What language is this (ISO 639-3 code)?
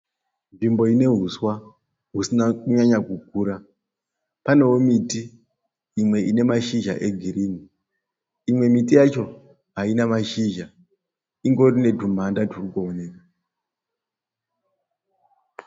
sna